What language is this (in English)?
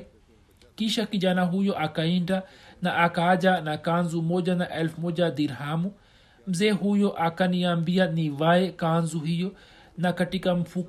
Swahili